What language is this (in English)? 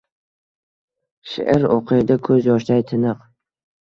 Uzbek